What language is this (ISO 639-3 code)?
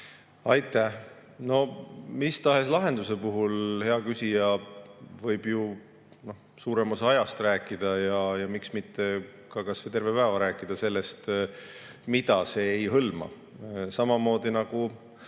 est